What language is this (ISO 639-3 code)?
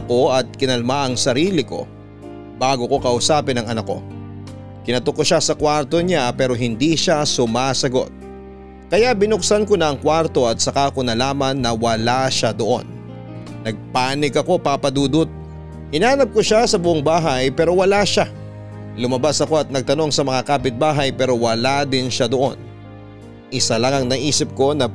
fil